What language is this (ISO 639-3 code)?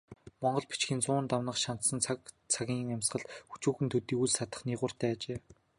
mon